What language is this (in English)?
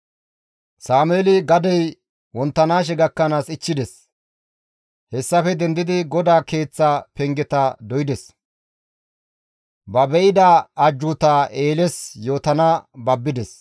Gamo